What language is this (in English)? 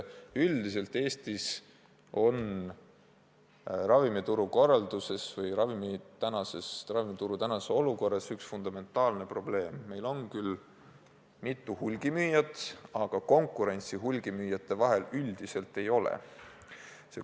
Estonian